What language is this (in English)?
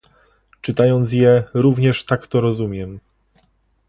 Polish